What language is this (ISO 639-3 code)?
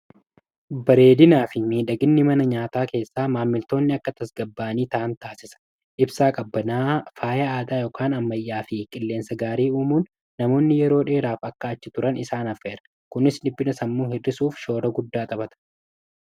orm